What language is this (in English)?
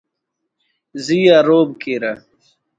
Brahui